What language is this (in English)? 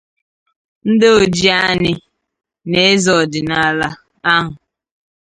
Igbo